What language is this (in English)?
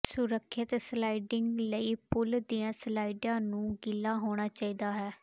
Punjabi